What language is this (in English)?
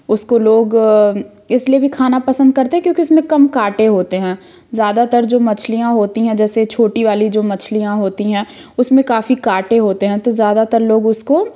Hindi